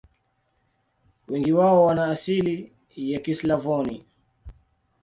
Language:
Swahili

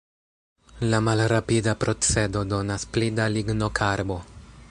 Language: Esperanto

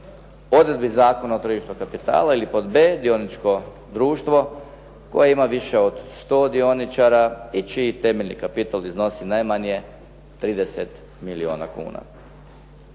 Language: Croatian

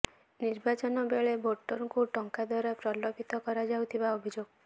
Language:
Odia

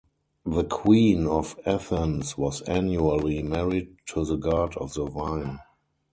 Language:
English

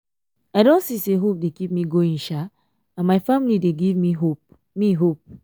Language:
Nigerian Pidgin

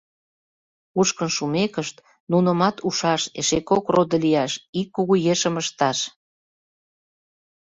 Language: Mari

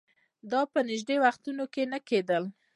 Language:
Pashto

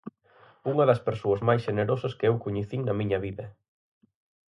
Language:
Galician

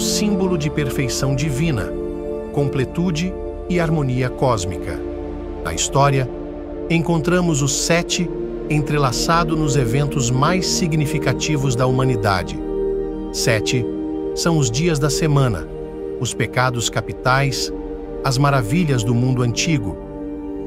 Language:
Portuguese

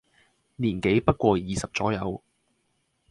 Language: Cantonese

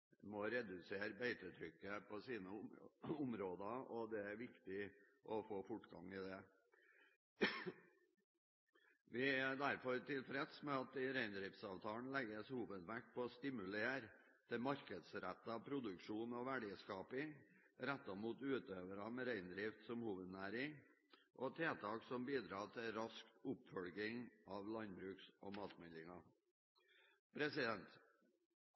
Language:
Norwegian Bokmål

